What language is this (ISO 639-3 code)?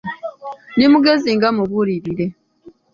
lug